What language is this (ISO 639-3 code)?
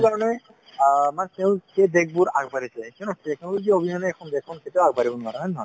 asm